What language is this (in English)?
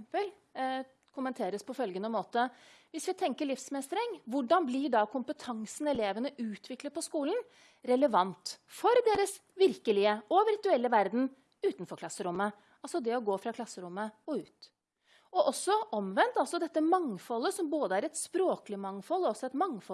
Norwegian